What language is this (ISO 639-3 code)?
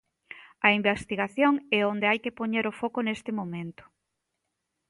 glg